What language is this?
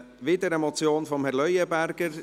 Swiss German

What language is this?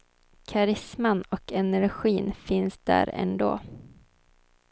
Swedish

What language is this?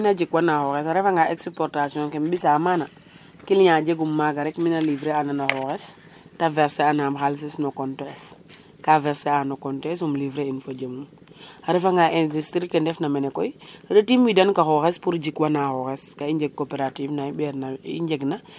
Serer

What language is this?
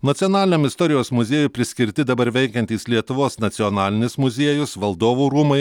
Lithuanian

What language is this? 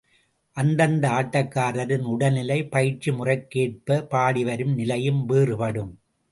Tamil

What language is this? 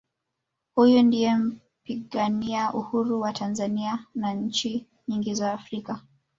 Swahili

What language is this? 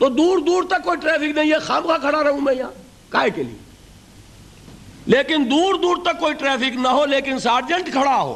Urdu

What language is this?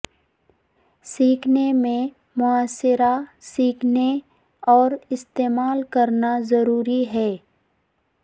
Urdu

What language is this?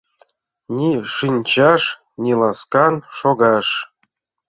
Mari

